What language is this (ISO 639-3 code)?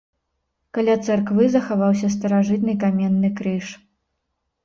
bel